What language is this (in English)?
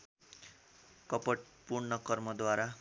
Nepali